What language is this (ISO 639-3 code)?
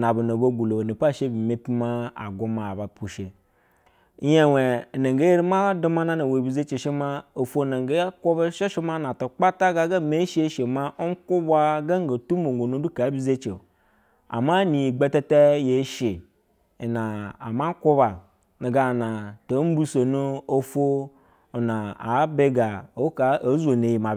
bzw